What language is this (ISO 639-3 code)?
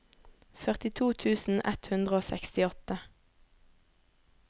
nor